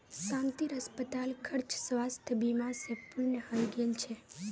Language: Magahi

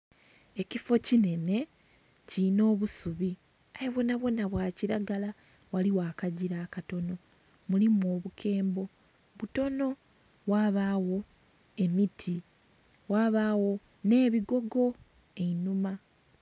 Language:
Soga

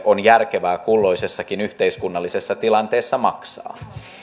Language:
Finnish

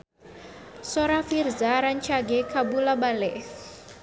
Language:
Sundanese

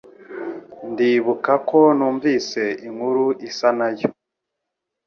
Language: Kinyarwanda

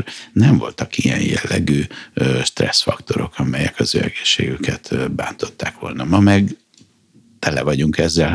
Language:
Hungarian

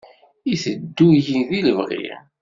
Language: Kabyle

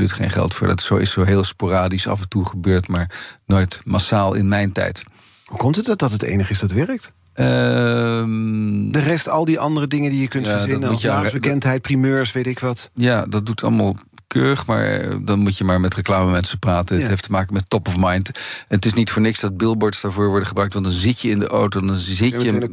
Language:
Dutch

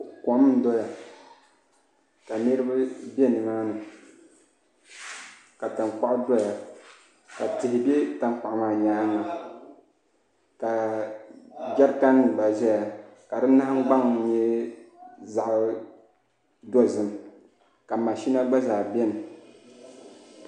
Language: Dagbani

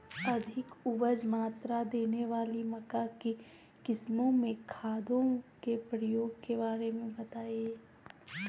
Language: Magahi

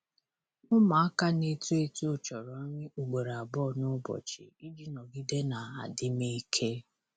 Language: Igbo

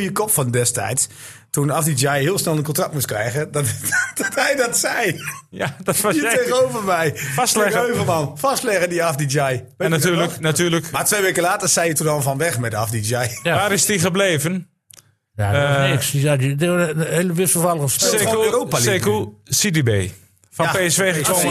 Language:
Dutch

